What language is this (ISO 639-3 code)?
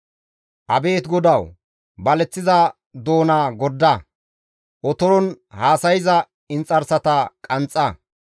gmv